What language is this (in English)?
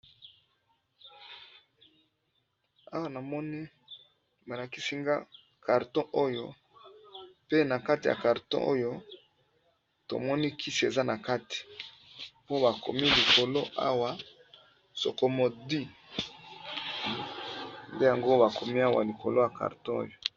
Lingala